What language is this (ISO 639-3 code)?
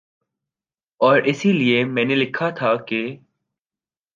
urd